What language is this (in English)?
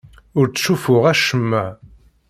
Kabyle